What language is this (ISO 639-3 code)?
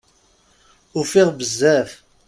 kab